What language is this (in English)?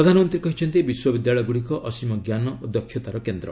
Odia